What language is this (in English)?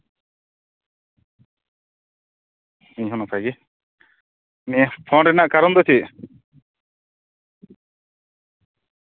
Santali